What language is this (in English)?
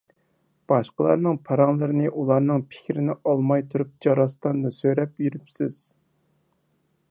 Uyghur